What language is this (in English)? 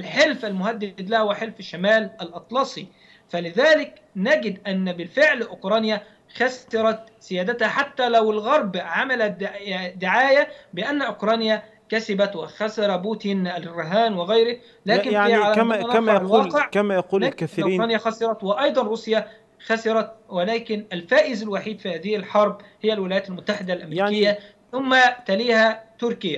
Arabic